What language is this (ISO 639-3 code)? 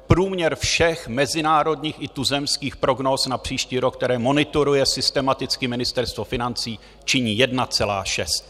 ces